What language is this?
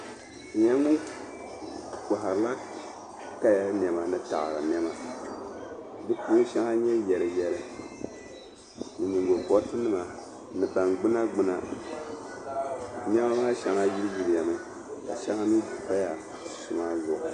Dagbani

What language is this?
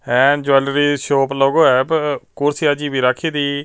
Punjabi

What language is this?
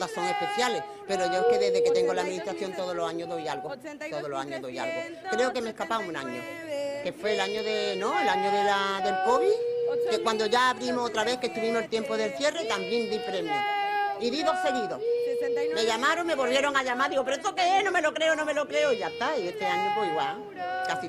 Spanish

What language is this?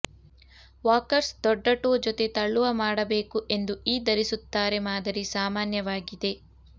Kannada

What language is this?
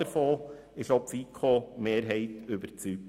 Swiss German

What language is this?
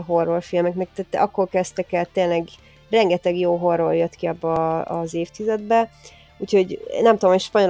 Hungarian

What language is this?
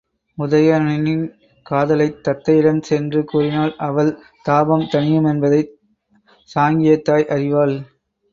Tamil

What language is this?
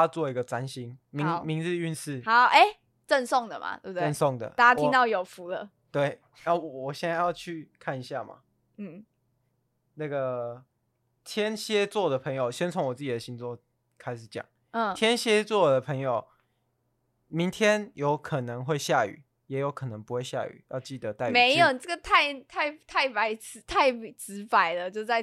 Chinese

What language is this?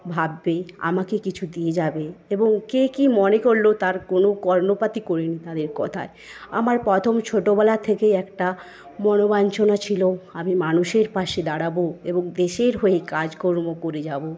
Bangla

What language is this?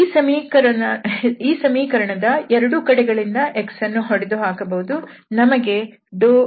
Kannada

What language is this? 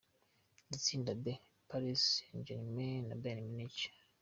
Kinyarwanda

